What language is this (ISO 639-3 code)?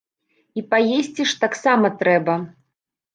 bel